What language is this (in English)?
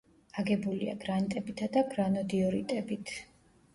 Georgian